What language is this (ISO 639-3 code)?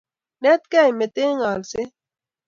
kln